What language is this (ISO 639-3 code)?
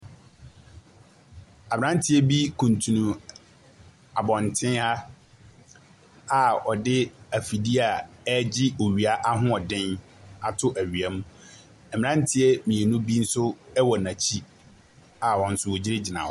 aka